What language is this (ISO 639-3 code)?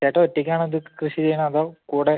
mal